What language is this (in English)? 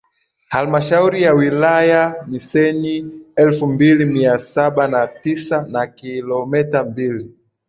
Swahili